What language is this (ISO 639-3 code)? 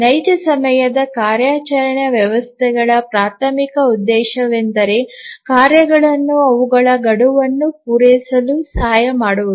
kan